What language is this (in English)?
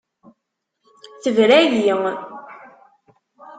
Kabyle